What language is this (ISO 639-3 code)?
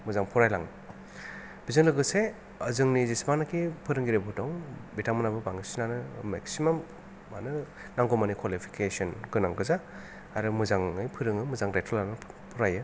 brx